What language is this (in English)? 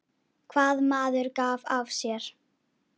Icelandic